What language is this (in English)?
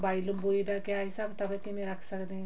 Punjabi